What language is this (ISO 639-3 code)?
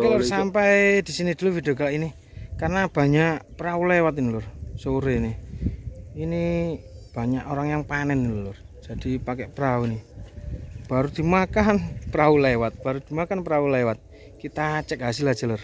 ind